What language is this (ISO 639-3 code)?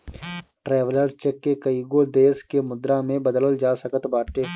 bho